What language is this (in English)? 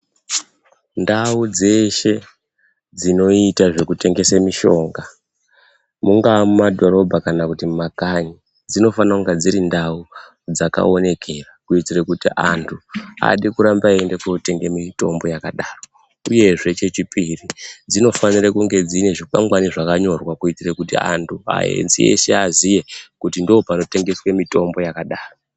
Ndau